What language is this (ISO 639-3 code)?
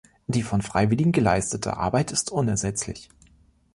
deu